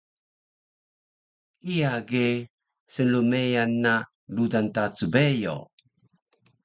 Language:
Taroko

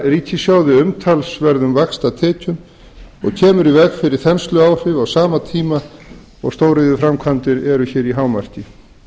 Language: Icelandic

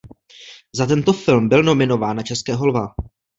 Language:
Czech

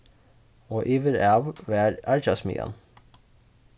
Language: Faroese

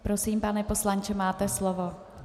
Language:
Czech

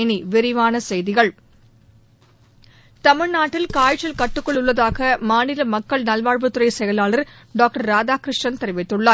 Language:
Tamil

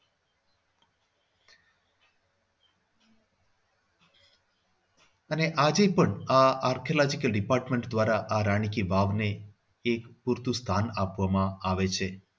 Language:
Gujarati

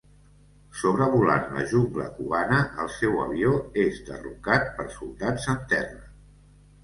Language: Catalan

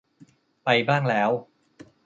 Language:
Thai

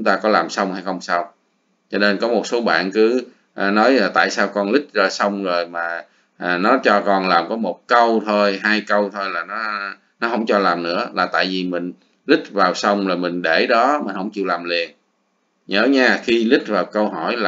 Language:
Vietnamese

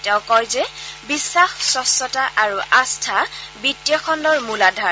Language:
Assamese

